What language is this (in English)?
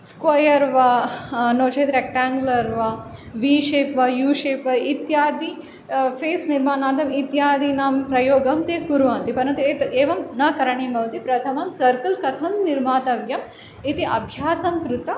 Sanskrit